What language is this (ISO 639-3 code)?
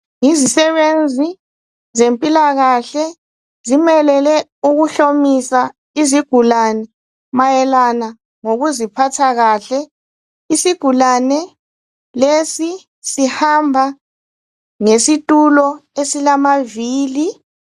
nde